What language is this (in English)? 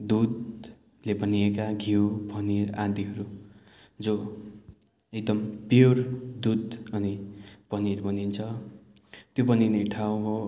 Nepali